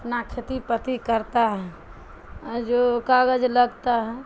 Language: Urdu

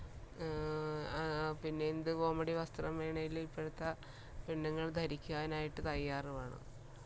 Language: Malayalam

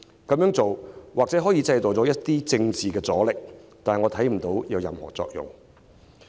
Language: Cantonese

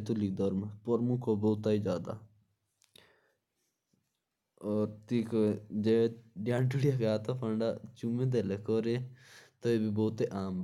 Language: Jaunsari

